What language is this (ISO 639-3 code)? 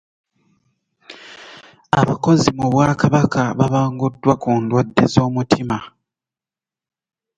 lug